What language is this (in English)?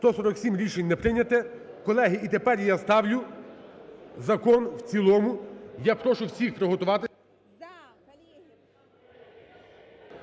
Ukrainian